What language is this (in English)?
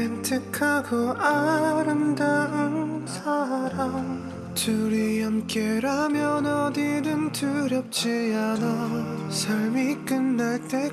Korean